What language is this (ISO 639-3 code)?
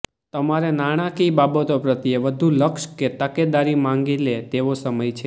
guj